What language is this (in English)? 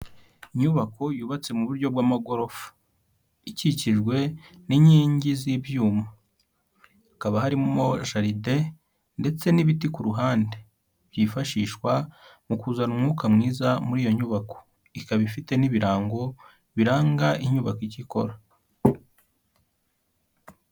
Kinyarwanda